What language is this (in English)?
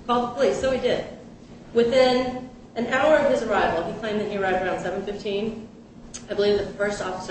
English